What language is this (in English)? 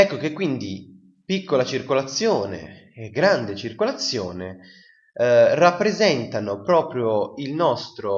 Italian